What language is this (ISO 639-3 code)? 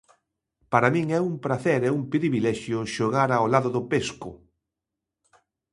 glg